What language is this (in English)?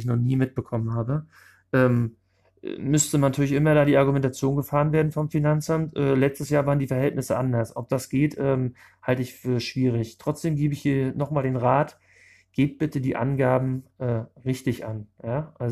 German